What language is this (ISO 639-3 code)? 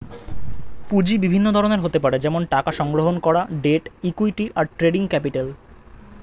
ben